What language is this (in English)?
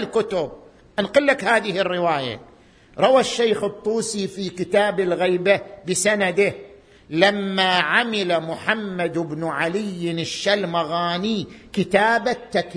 Arabic